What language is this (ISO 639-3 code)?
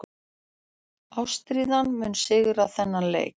isl